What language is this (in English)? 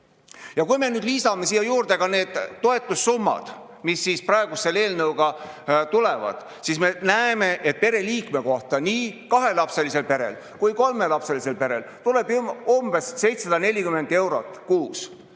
Estonian